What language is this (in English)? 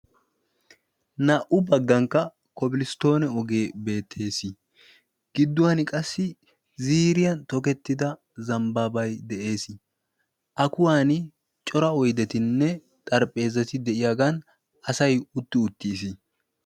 Wolaytta